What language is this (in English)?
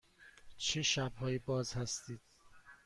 Persian